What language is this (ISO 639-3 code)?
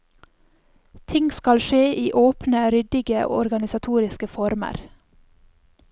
nor